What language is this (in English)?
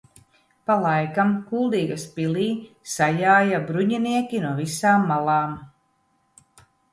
Latvian